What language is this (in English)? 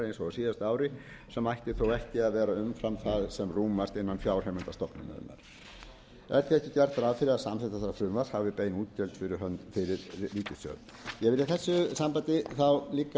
Icelandic